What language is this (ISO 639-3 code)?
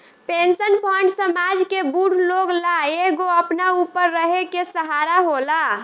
bho